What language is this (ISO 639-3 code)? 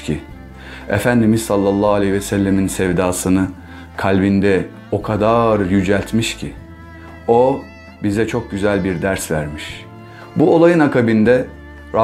tur